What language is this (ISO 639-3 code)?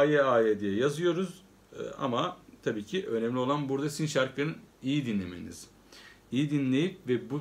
tur